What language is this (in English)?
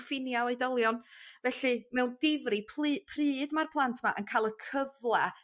Welsh